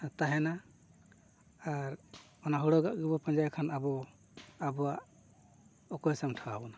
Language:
Santali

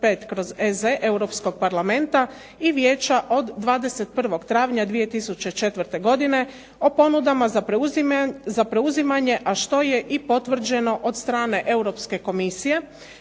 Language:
Croatian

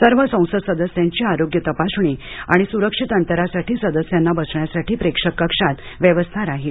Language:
Marathi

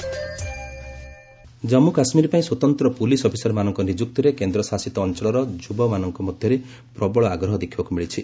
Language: Odia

